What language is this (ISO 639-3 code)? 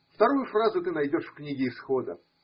rus